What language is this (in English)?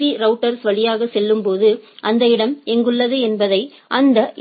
Tamil